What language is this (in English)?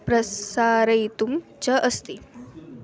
Sanskrit